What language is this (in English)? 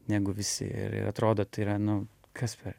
Lithuanian